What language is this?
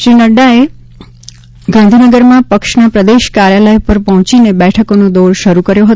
Gujarati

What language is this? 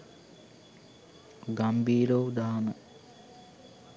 Sinhala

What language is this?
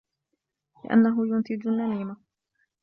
Arabic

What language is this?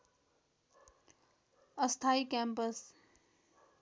Nepali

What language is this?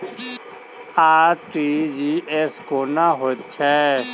Maithili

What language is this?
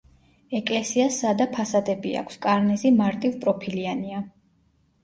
Georgian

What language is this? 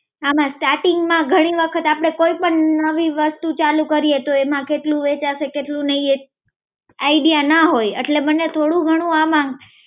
Gujarati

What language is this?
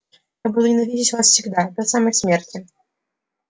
Russian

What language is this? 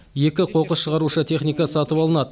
Kazakh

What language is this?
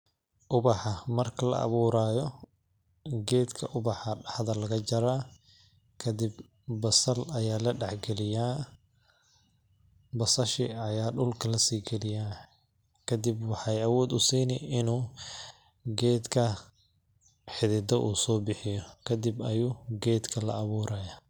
Somali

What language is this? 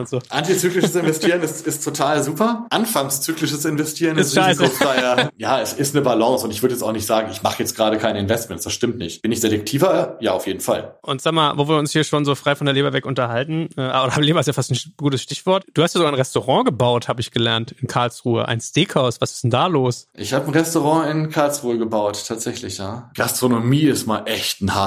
German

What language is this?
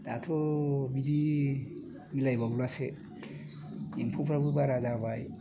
Bodo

